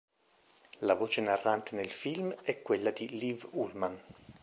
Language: Italian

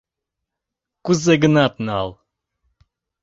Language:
Mari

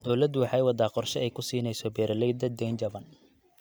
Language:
Somali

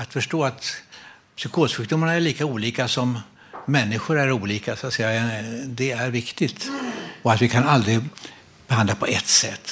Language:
Swedish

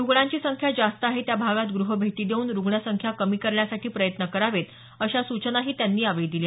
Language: Marathi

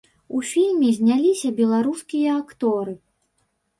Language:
Belarusian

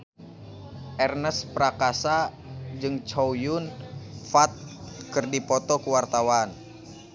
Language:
Sundanese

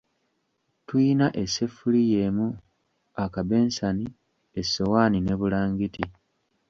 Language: Ganda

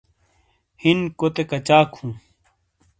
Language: Shina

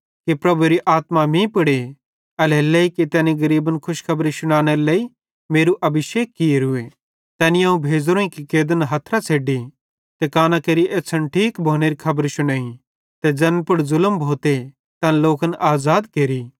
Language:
Bhadrawahi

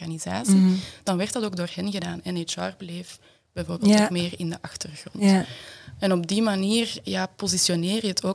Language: Dutch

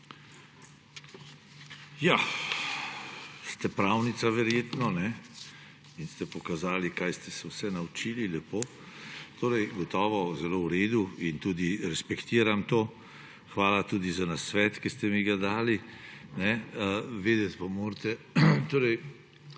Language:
Slovenian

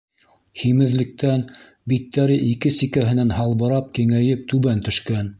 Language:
Bashkir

